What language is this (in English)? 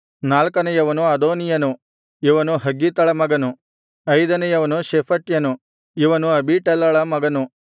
Kannada